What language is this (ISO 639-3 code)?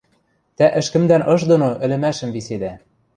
mrj